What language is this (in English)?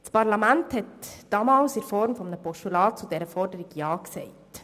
Swiss German